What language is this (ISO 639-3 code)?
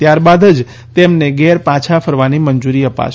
guj